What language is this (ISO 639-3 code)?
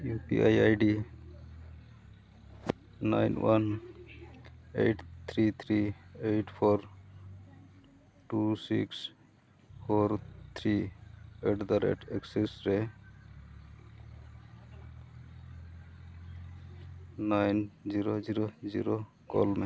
sat